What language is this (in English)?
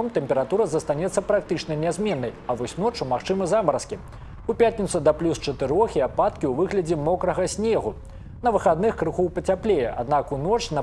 Russian